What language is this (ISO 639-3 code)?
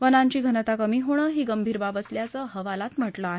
mar